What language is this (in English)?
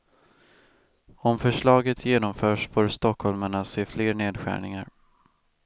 Swedish